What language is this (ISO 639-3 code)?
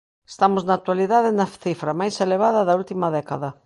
glg